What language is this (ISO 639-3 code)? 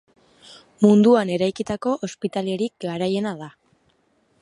eus